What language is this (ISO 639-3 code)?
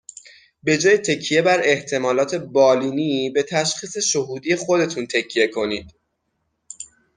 fas